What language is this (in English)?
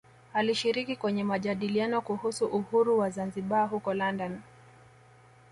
Swahili